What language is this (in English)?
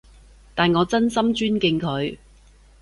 Cantonese